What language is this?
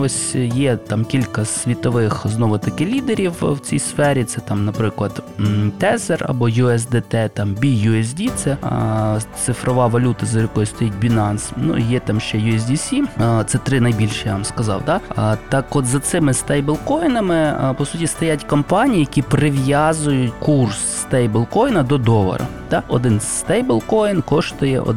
Ukrainian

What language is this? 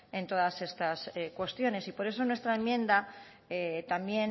Spanish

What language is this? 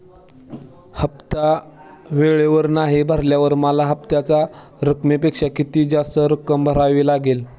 Marathi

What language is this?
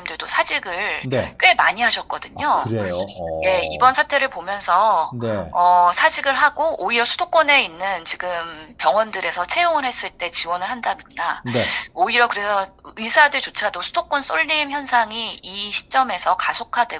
Korean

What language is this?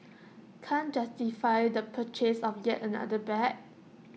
English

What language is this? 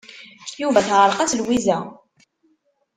Kabyle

